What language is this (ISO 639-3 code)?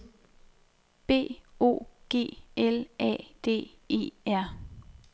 dan